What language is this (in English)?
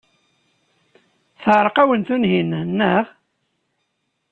Kabyle